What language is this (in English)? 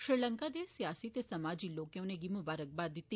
Dogri